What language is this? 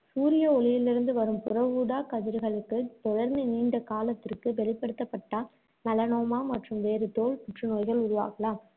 Tamil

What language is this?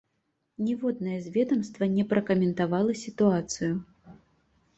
Belarusian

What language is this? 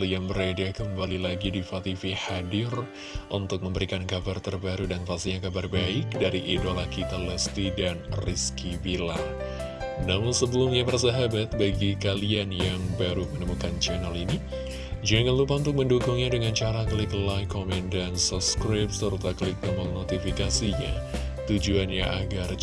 Indonesian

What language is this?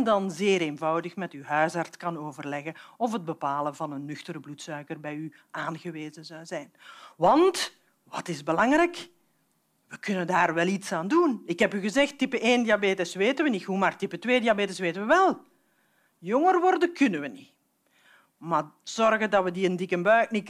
Dutch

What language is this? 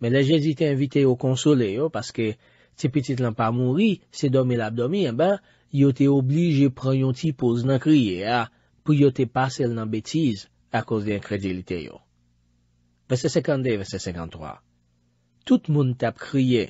French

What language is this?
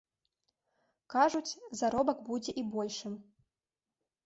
Belarusian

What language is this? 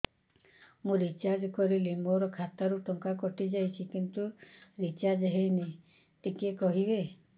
Odia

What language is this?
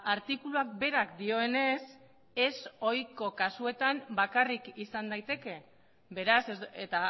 Basque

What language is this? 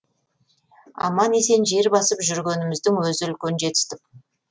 Kazakh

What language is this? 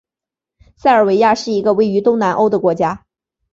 Chinese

